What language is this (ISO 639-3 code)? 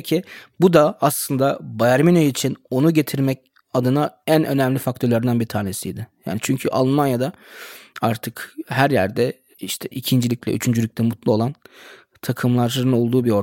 tur